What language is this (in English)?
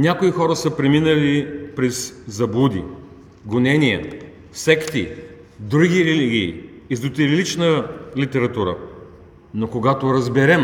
Bulgarian